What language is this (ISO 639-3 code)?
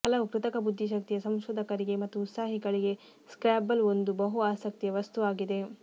kan